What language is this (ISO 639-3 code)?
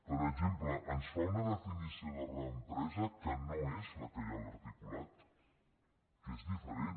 cat